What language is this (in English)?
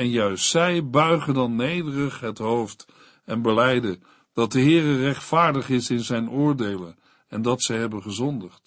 Dutch